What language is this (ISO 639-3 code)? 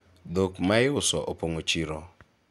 luo